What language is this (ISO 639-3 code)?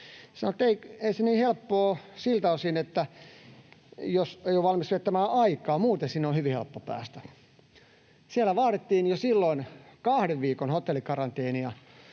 fin